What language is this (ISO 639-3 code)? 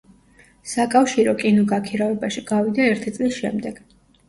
kat